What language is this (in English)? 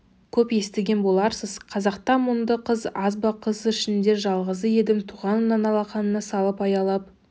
Kazakh